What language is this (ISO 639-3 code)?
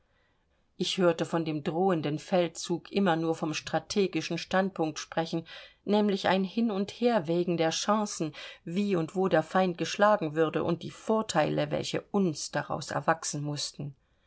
deu